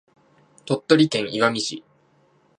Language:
Japanese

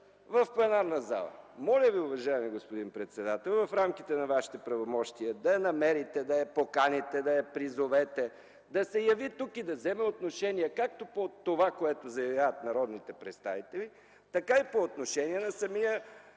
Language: Bulgarian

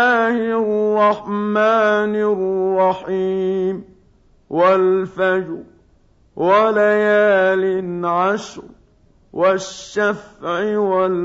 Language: Arabic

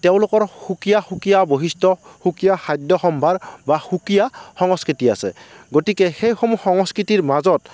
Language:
Assamese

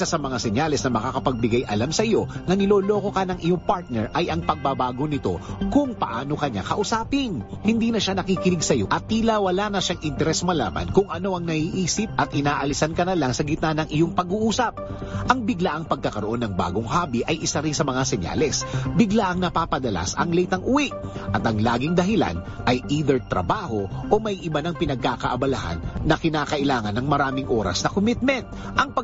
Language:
Filipino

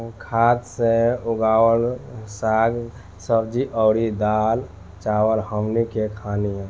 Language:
Bhojpuri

